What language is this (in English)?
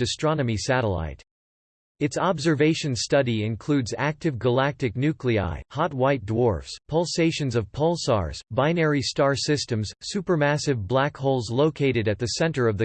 English